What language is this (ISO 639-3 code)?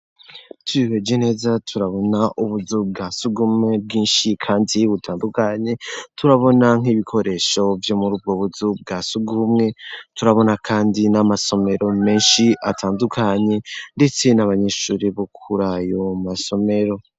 run